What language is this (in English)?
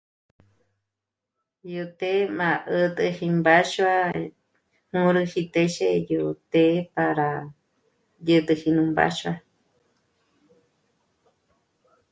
Michoacán Mazahua